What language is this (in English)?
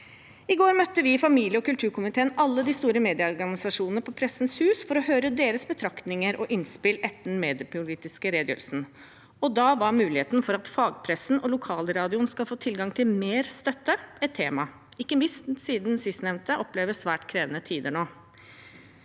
Norwegian